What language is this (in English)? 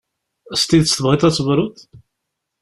Kabyle